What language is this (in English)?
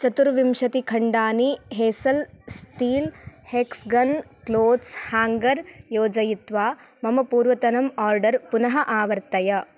Sanskrit